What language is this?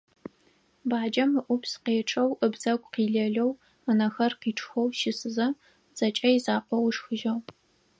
Adyghe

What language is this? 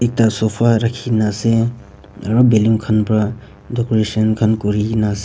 Naga Pidgin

